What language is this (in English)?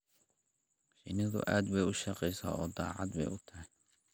Somali